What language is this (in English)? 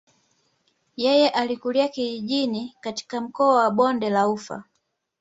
Swahili